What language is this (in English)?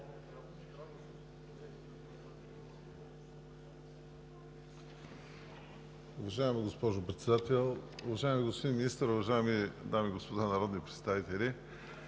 Bulgarian